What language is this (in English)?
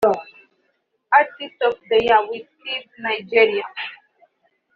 Kinyarwanda